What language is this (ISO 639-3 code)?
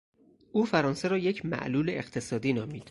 fas